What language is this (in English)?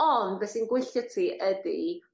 Welsh